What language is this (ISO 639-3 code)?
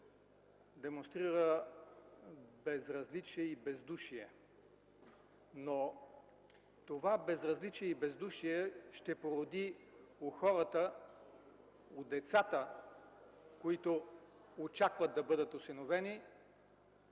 bul